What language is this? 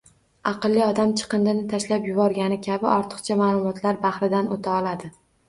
Uzbek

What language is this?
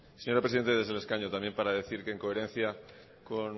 Spanish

